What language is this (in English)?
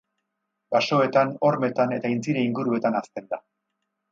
Basque